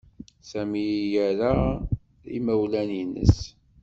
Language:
Kabyle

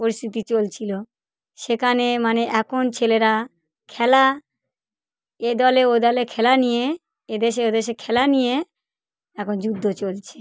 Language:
Bangla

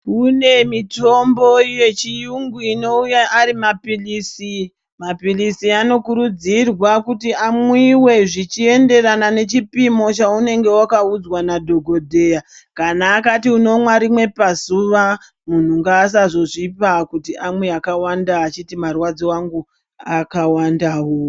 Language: Ndau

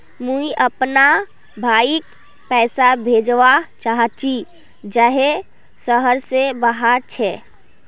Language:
Magahi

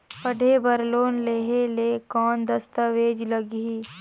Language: Chhattisgarhi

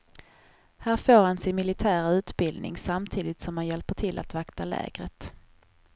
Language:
Swedish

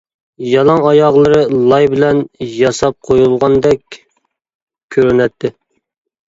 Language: Uyghur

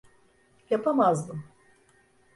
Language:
Turkish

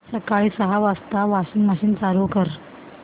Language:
Marathi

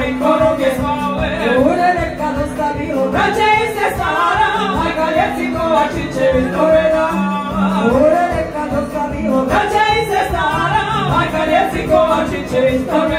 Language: Romanian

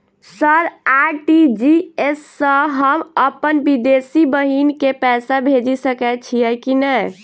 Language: Maithili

